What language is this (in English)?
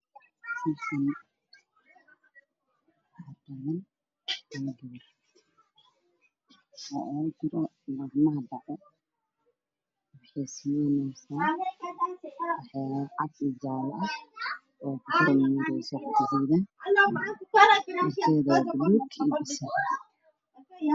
Somali